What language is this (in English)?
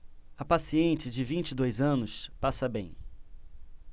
Portuguese